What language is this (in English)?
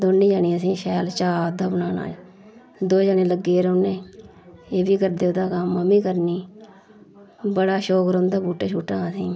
Dogri